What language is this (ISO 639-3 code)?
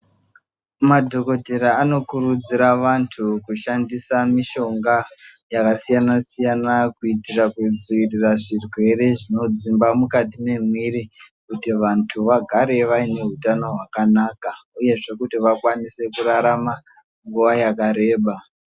ndc